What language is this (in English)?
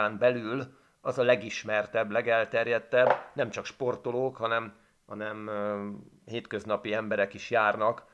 Hungarian